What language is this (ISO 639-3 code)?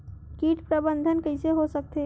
hne